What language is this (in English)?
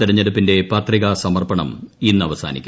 Malayalam